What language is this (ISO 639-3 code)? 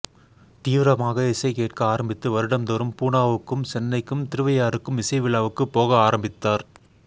tam